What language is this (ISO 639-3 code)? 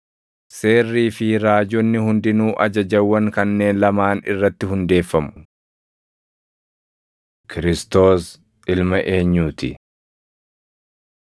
orm